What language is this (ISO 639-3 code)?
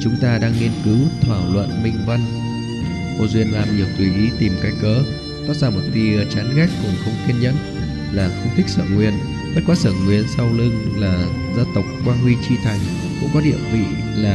vie